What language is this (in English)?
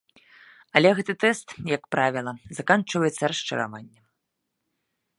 Belarusian